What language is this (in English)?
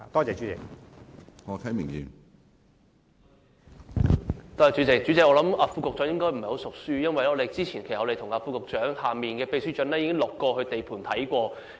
Cantonese